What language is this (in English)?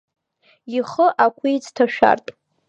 Abkhazian